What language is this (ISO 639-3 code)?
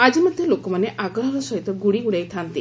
ori